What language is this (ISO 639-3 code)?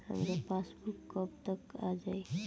bho